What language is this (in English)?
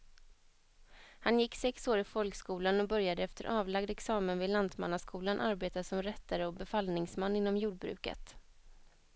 Swedish